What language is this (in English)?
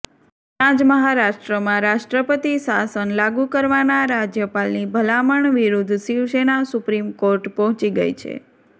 Gujarati